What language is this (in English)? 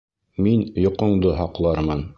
Bashkir